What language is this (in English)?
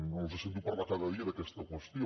Catalan